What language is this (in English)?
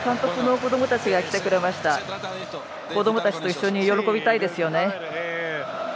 Japanese